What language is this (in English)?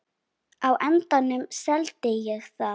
Icelandic